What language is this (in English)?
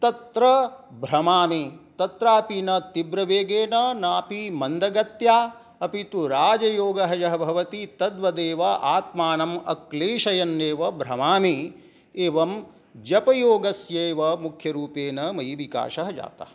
Sanskrit